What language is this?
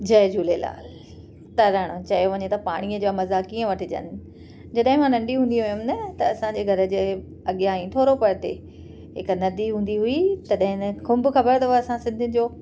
Sindhi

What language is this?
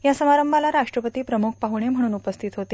Marathi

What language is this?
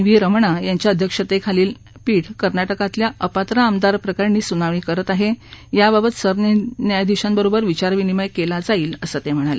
Marathi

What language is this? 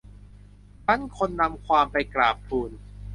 Thai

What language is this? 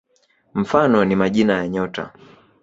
Swahili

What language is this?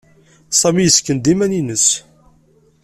Kabyle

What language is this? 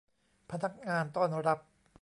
Thai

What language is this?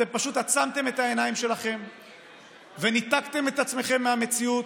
Hebrew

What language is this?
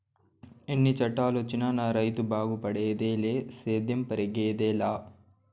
Telugu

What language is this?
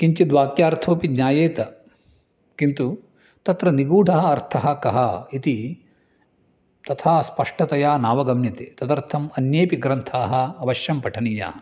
Sanskrit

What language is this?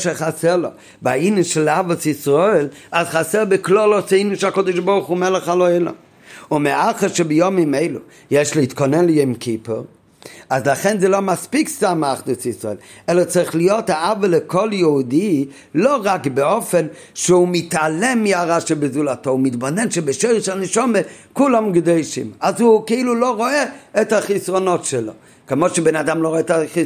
Hebrew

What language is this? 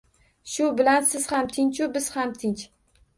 Uzbek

